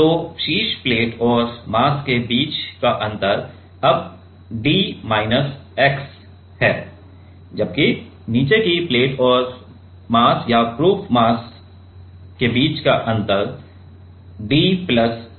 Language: Hindi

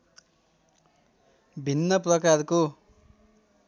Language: Nepali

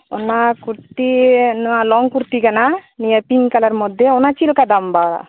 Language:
Santali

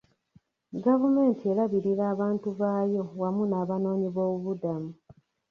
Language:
Ganda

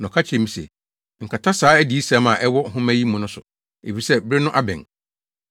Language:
Akan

